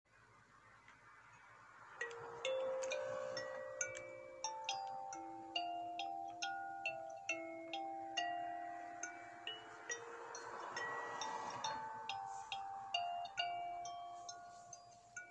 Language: Malay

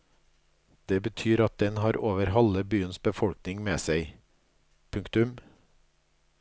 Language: Norwegian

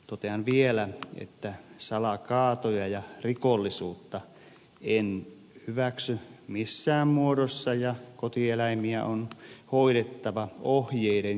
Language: Finnish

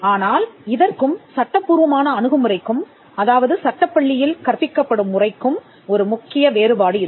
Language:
Tamil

